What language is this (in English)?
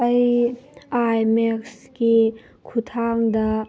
Manipuri